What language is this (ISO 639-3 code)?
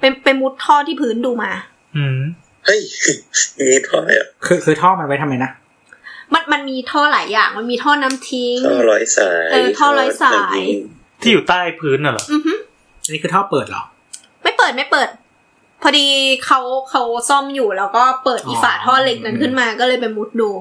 tha